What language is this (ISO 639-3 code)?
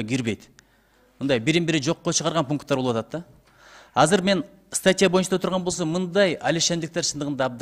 tur